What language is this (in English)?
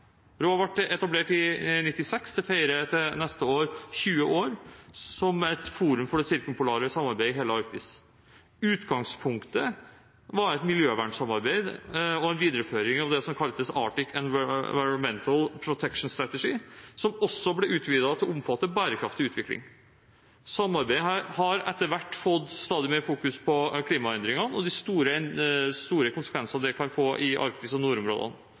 Norwegian Bokmål